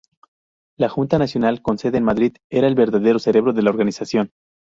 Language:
Spanish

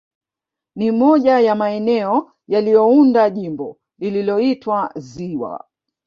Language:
Swahili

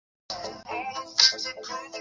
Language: Chinese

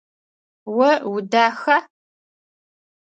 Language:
Adyghe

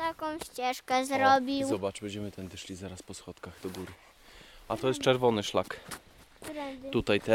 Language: Polish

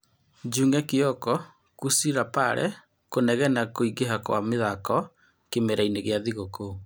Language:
Kikuyu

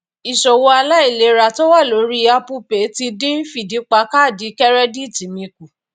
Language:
Yoruba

